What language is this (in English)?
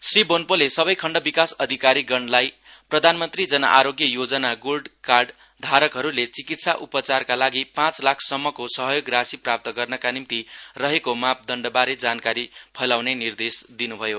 Nepali